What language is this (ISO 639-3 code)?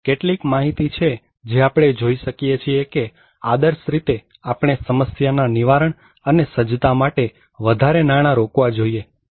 guj